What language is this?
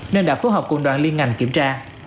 Vietnamese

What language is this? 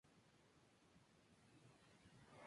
Spanish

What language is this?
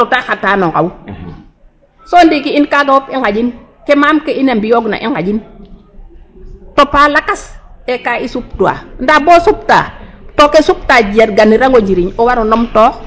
Serer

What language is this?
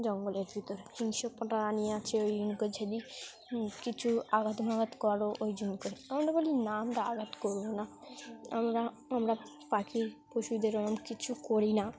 Bangla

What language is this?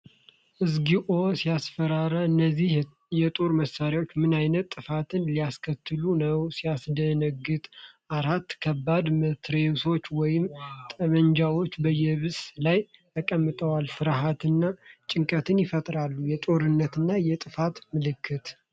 Amharic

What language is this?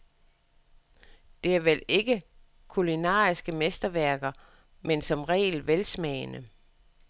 Danish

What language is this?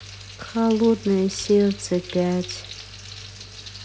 Russian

